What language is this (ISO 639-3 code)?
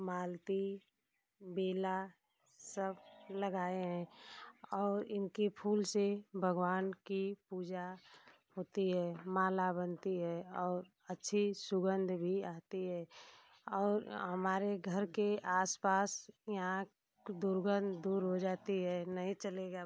hin